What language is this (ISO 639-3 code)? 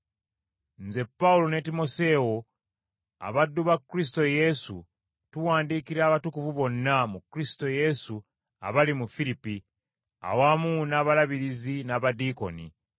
lug